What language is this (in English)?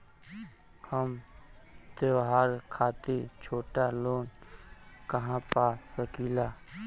Bhojpuri